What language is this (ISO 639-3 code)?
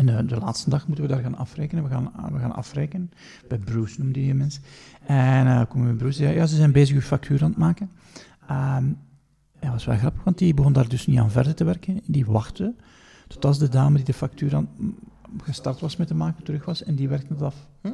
nld